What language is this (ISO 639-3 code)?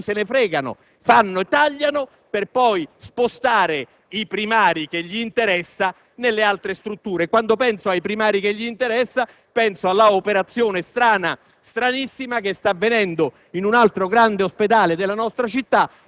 ita